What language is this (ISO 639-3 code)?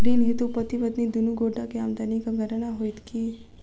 mai